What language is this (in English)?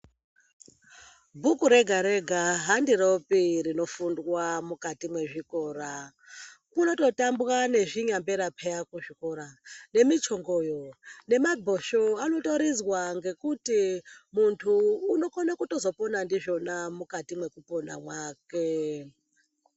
Ndau